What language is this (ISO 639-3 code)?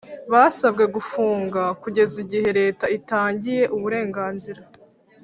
kin